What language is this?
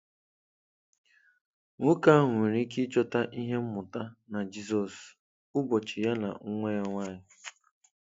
Igbo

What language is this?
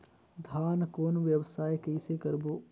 Chhattisgarhi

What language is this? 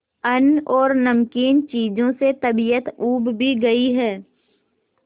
Hindi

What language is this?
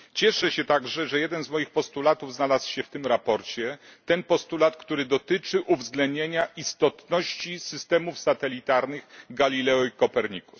Polish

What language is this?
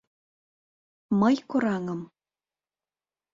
Mari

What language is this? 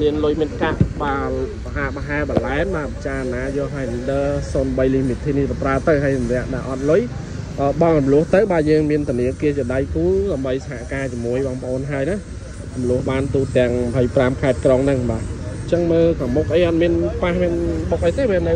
Vietnamese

